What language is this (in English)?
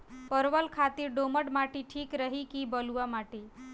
Bhojpuri